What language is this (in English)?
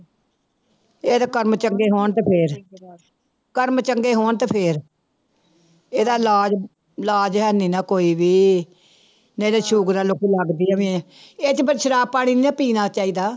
Punjabi